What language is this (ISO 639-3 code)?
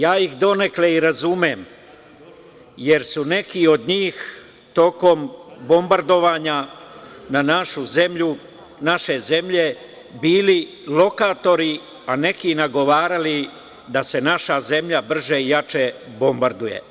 srp